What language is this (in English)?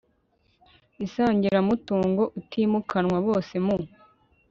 Kinyarwanda